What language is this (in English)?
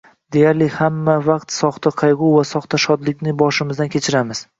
Uzbek